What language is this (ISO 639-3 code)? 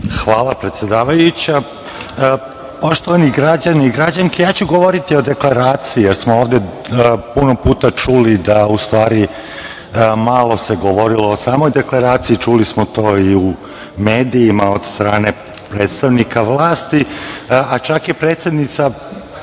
srp